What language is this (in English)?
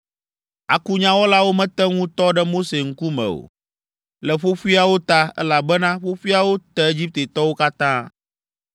Ewe